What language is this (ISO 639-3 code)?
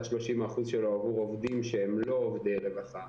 heb